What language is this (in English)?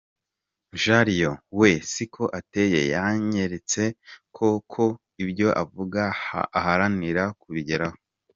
Kinyarwanda